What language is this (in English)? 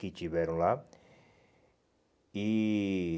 Portuguese